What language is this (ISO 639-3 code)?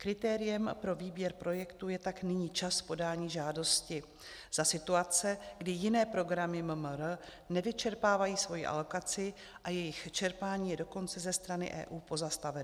ces